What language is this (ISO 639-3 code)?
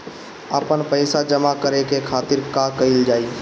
bho